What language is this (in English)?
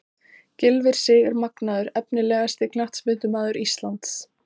Icelandic